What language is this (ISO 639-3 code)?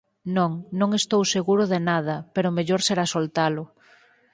glg